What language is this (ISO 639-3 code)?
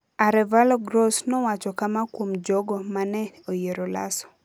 luo